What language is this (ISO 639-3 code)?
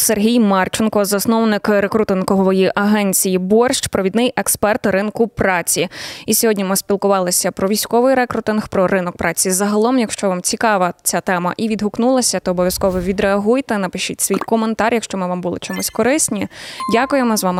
ukr